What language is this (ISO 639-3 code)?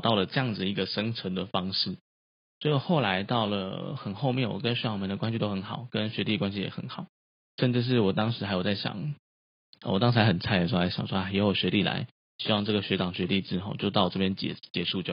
zho